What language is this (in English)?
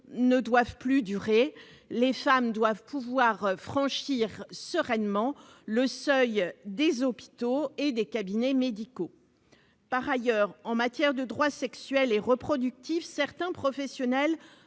French